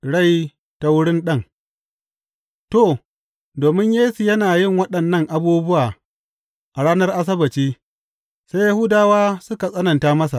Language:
Hausa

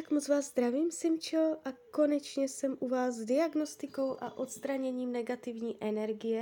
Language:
Czech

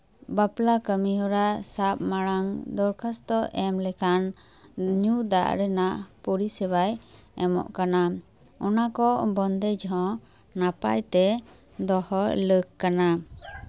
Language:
Santali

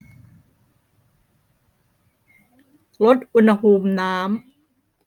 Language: Thai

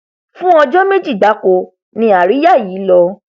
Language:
Yoruba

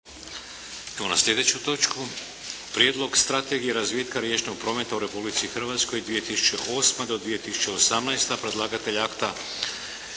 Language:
Croatian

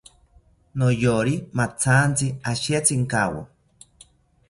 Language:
South Ucayali Ashéninka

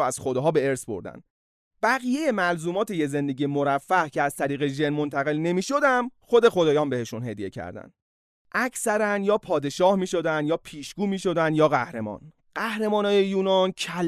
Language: Persian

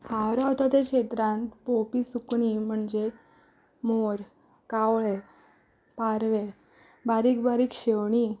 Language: Konkani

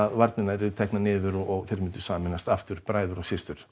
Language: Icelandic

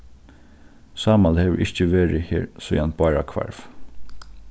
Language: Faroese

